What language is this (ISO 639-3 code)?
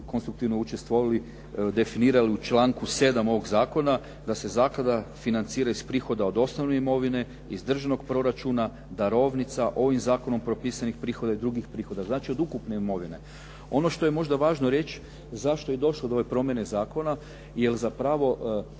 hrv